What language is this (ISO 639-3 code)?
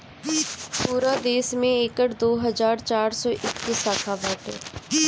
bho